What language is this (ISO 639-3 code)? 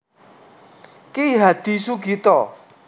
jav